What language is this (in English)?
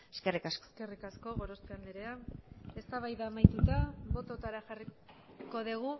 Basque